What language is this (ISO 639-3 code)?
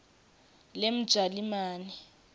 ssw